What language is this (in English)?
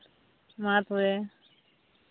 Santali